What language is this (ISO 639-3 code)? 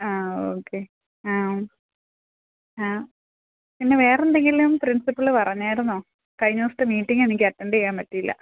mal